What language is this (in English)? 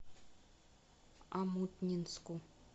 Russian